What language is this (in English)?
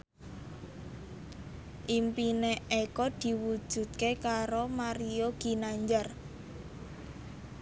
Javanese